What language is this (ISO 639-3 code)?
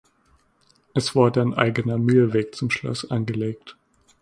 deu